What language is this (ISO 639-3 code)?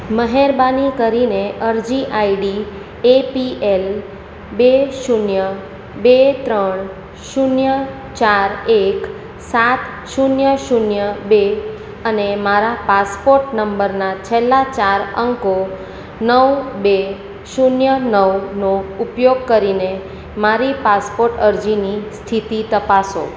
guj